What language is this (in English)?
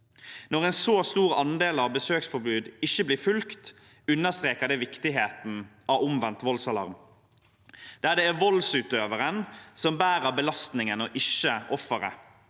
Norwegian